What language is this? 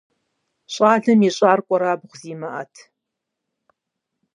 Kabardian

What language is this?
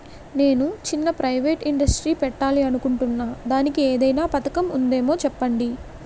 Telugu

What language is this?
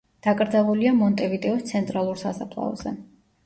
Georgian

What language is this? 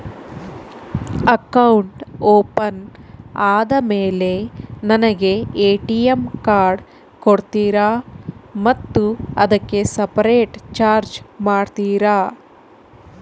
Kannada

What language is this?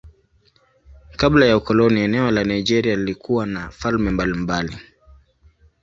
Swahili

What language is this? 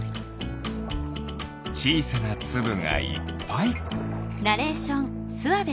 Japanese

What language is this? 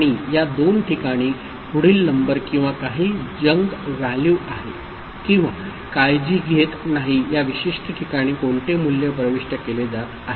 Marathi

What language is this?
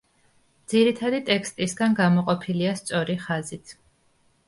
Georgian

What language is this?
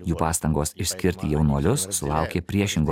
Lithuanian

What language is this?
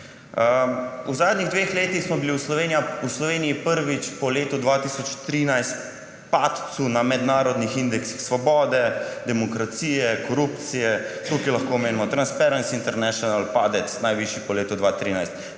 Slovenian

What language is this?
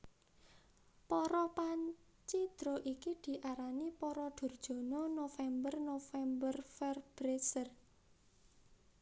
Javanese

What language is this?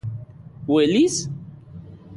Central Puebla Nahuatl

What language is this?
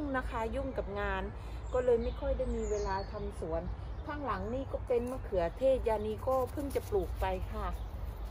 Thai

